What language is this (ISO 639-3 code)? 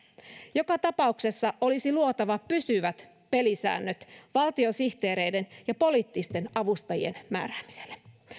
fin